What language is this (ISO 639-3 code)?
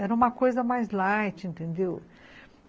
por